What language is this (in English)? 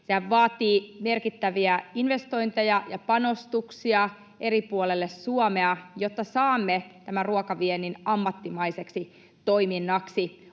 Finnish